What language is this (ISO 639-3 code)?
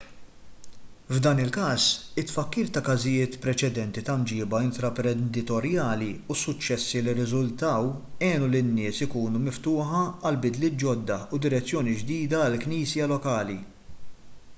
mlt